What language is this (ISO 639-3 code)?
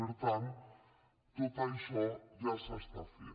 cat